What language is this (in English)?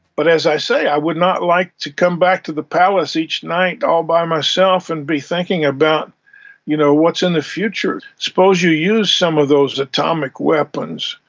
English